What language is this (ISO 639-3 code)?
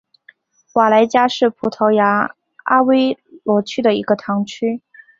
zho